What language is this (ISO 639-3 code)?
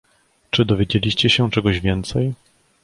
pol